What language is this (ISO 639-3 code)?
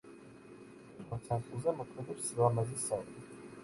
kat